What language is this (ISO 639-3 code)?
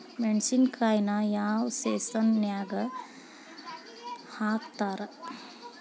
kan